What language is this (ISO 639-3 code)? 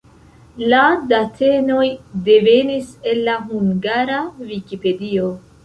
epo